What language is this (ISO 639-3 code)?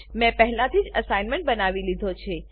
guj